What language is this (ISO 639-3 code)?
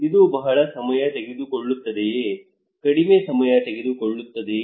kan